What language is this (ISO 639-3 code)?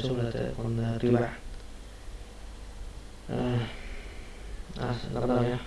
vie